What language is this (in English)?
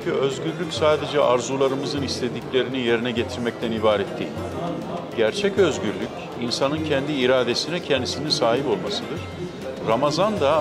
Turkish